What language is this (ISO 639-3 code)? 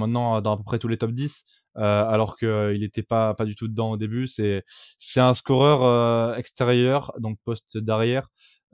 fra